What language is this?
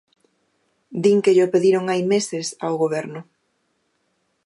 Galician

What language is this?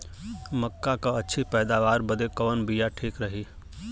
Bhojpuri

